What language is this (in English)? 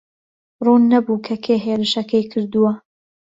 Central Kurdish